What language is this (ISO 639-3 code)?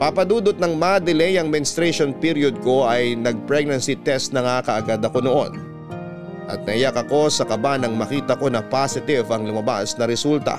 fil